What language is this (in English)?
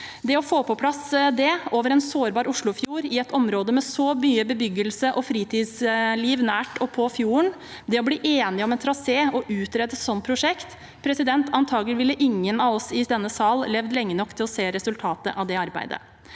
Norwegian